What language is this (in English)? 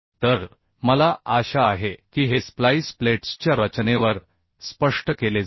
Marathi